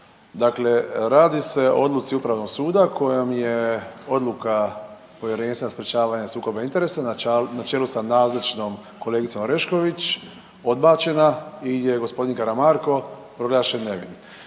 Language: Croatian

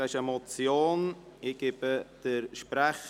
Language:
Swiss German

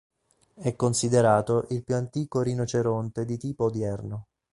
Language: Italian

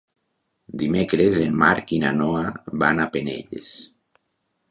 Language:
Catalan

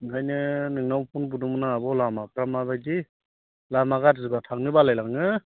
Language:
Bodo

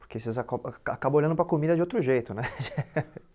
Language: Portuguese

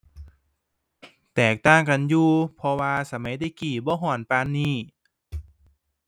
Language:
Thai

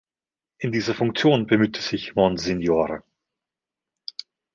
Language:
German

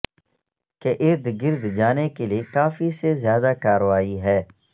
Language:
Urdu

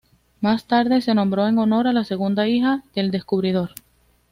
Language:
Spanish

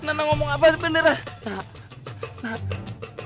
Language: Indonesian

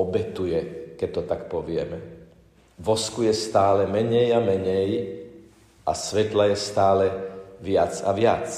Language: Slovak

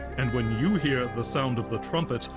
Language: English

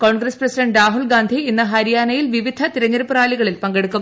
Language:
Malayalam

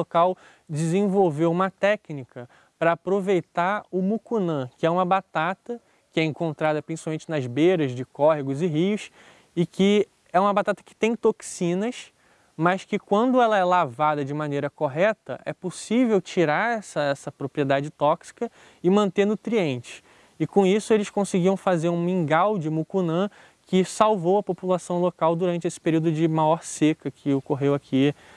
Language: Portuguese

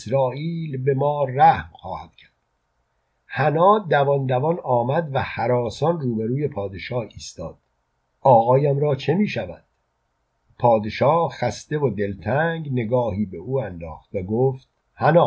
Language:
Persian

